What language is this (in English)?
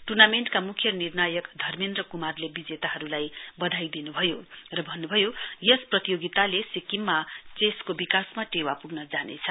Nepali